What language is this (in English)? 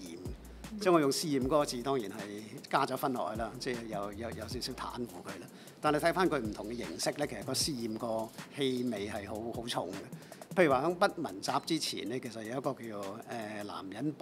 Chinese